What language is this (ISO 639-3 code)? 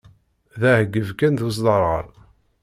kab